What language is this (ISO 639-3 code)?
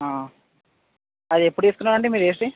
tel